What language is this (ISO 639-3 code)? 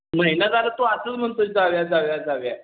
mar